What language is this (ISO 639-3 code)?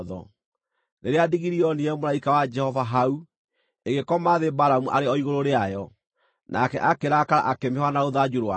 kik